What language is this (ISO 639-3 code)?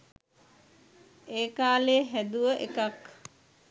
sin